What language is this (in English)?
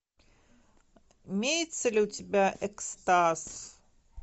Russian